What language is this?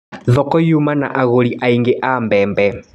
Kikuyu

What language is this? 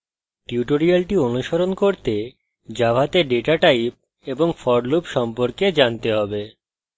Bangla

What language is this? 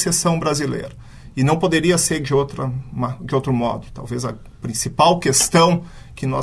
Portuguese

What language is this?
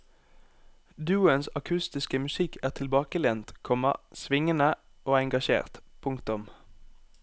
Norwegian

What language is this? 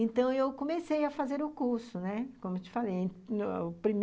Portuguese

